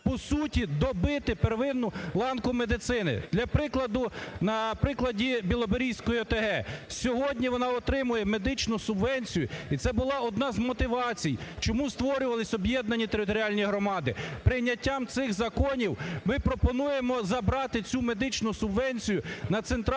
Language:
Ukrainian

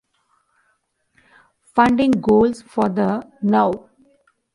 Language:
English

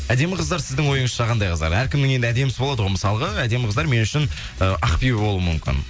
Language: Kazakh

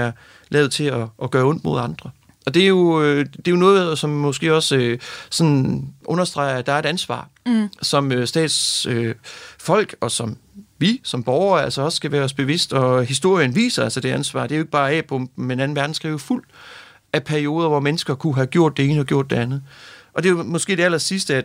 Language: Danish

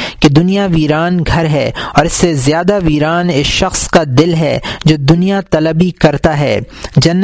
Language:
Urdu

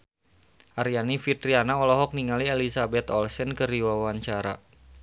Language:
Sundanese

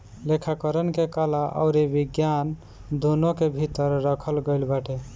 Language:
Bhojpuri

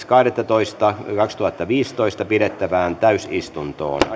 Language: Finnish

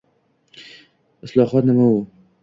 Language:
Uzbek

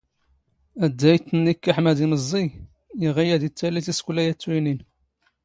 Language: Standard Moroccan Tamazight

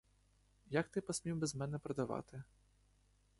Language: Ukrainian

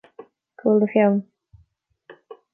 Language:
Irish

